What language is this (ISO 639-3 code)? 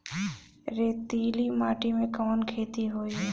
bho